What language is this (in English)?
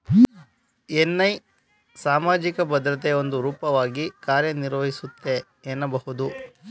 Kannada